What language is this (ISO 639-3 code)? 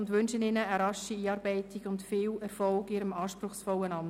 gsw